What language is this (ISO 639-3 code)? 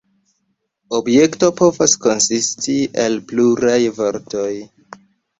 epo